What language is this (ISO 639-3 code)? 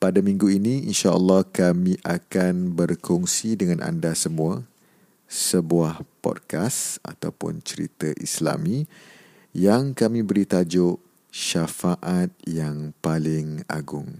msa